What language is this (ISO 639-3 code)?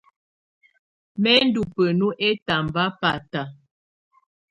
tvu